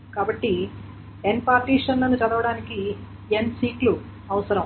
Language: Telugu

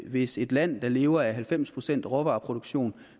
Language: Danish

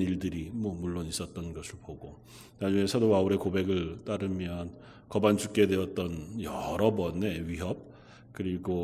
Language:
Korean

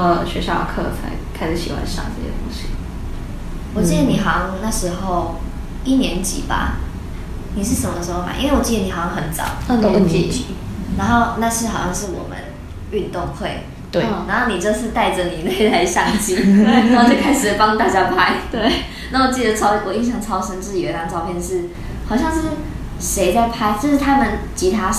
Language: Chinese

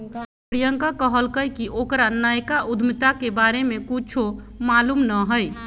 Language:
Magahi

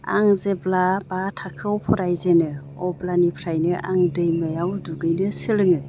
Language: Bodo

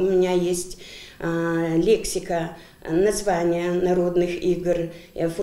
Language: Russian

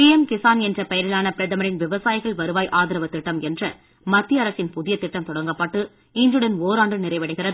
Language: Tamil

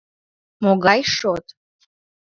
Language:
Mari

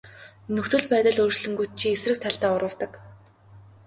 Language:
Mongolian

